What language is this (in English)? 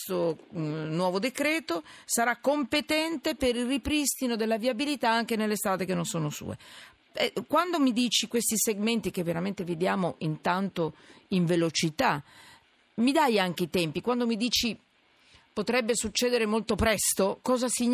Italian